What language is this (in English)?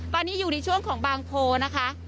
Thai